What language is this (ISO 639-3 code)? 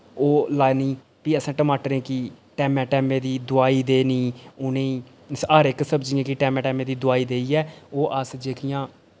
doi